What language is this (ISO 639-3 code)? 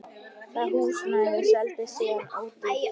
isl